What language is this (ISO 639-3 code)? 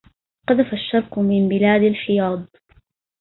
ara